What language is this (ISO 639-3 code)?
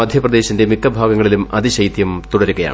mal